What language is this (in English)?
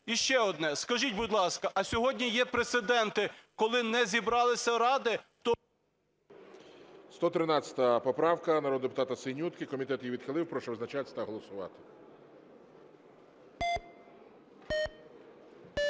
Ukrainian